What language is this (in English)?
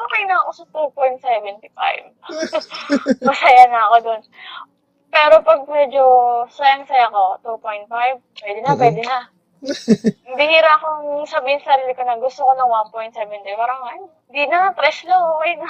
Filipino